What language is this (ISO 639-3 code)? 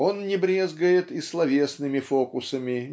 rus